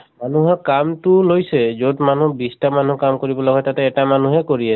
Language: Assamese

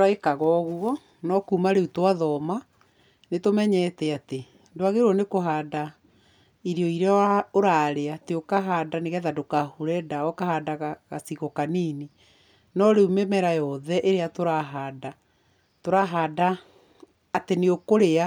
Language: Kikuyu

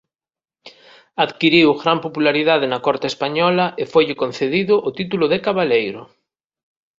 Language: Galician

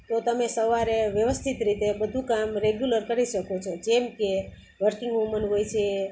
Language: Gujarati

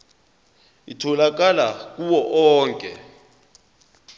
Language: Zulu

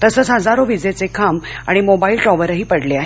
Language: Marathi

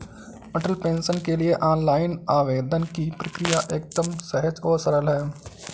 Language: Hindi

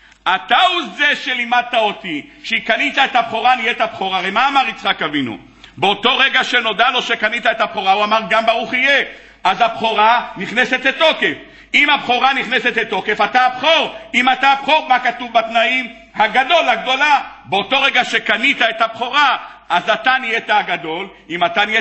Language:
Hebrew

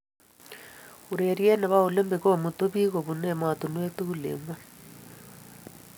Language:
Kalenjin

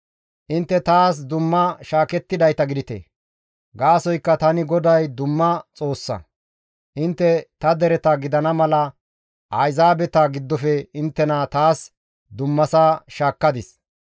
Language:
Gamo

